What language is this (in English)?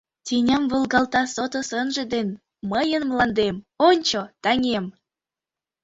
Mari